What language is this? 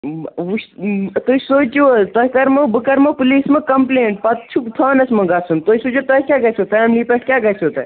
Kashmiri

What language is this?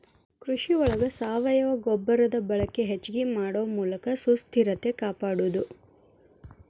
Kannada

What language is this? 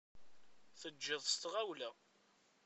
Kabyle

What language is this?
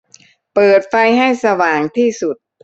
Thai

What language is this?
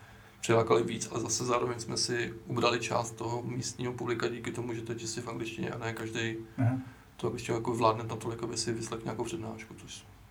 Czech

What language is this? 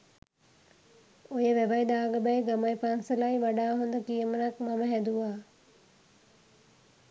Sinhala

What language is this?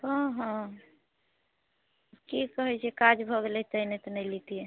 Maithili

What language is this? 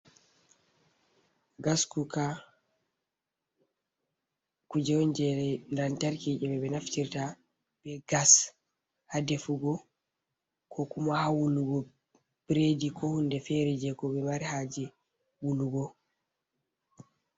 Fula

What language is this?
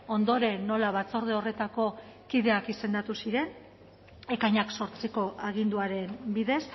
Basque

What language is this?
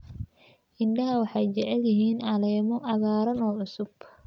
Somali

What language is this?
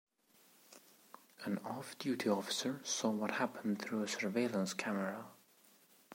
English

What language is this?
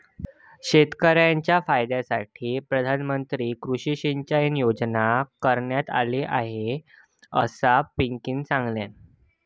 Marathi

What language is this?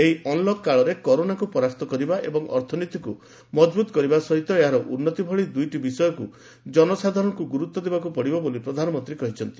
Odia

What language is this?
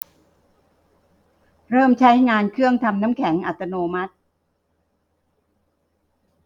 Thai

